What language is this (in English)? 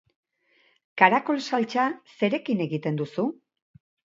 Basque